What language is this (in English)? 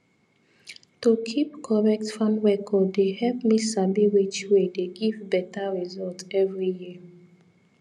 Nigerian Pidgin